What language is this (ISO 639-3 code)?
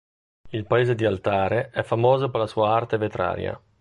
ita